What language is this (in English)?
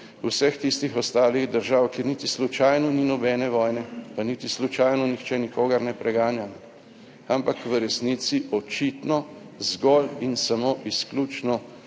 Slovenian